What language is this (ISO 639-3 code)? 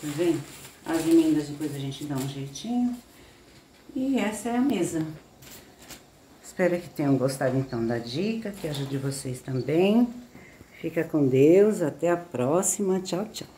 por